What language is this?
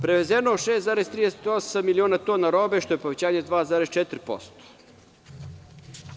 Serbian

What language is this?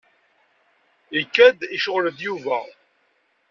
Kabyle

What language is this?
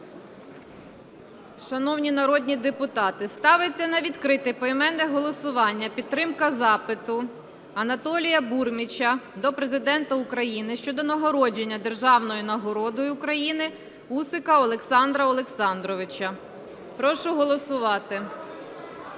Ukrainian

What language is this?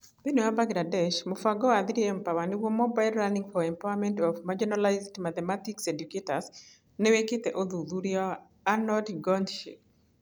Kikuyu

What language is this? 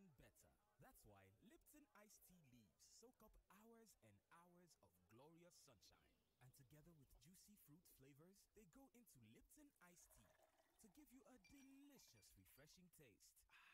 English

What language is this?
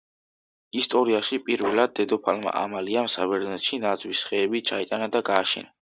Georgian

